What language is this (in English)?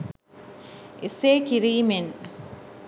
Sinhala